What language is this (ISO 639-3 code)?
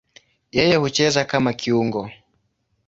swa